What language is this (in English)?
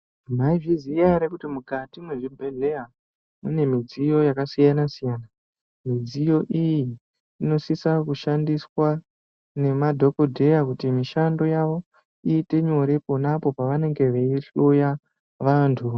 Ndau